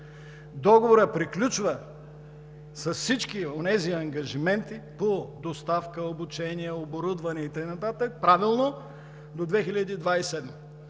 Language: Bulgarian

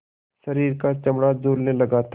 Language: Hindi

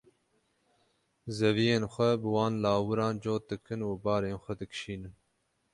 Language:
Kurdish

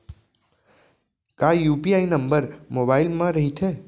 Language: Chhattisgarhi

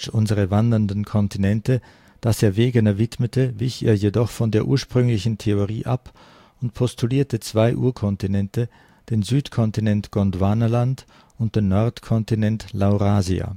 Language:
German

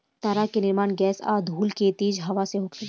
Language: Bhojpuri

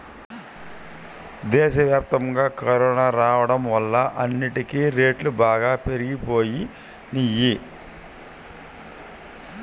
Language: Telugu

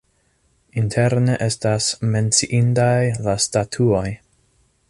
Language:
Esperanto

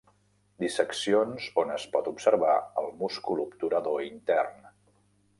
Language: Catalan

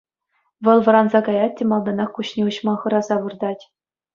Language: Chuvash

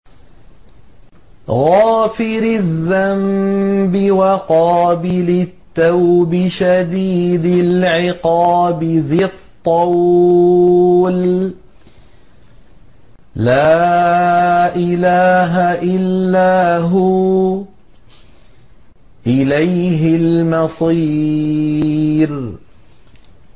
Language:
Arabic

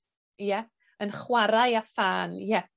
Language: Welsh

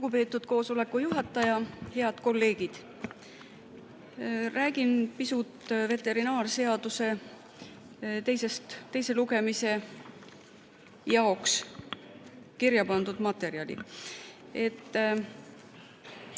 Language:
Estonian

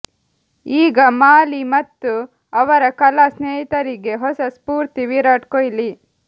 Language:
Kannada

